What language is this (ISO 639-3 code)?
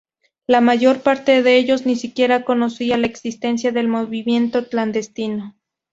spa